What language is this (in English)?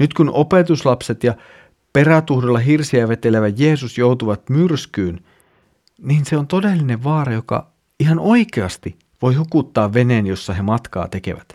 Finnish